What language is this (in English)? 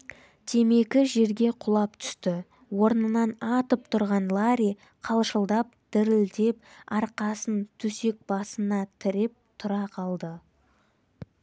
Kazakh